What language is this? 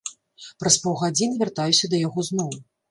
Belarusian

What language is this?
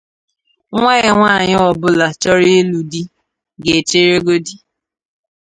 Igbo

